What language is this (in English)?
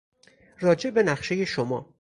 Persian